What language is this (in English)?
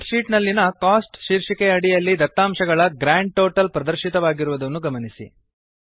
Kannada